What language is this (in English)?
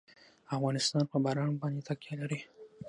Pashto